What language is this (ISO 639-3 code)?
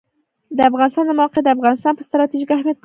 pus